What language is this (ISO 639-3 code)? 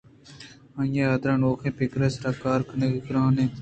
bgp